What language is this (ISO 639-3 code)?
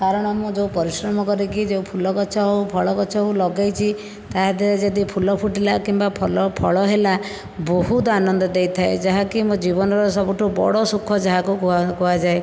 ori